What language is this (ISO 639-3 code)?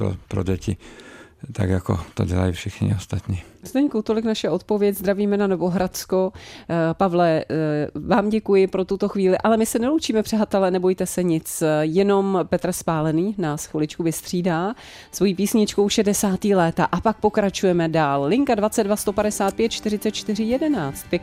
ces